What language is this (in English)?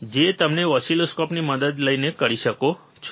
Gujarati